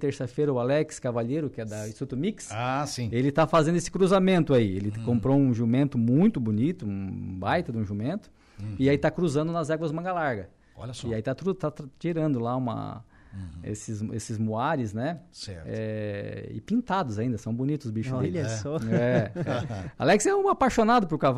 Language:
Portuguese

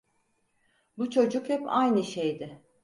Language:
Turkish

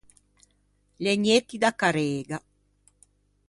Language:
Ligurian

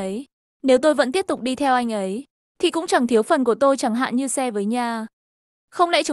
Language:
Vietnamese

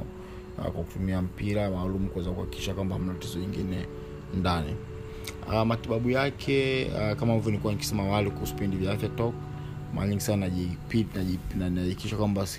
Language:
Swahili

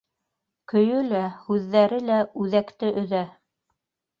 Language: Bashkir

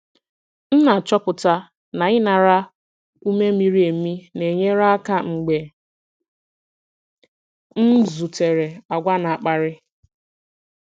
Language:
Igbo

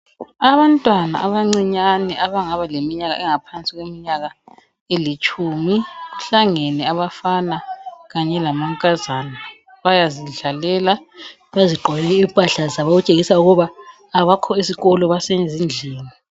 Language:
North Ndebele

